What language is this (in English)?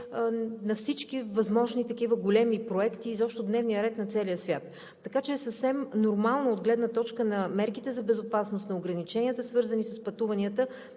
Bulgarian